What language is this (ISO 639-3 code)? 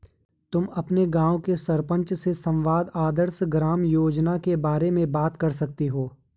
hin